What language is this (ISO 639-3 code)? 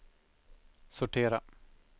swe